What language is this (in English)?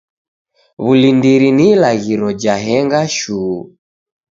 Taita